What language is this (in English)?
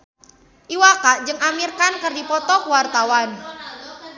Sundanese